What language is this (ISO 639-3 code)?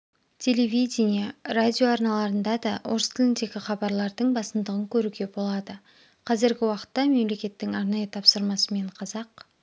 kaz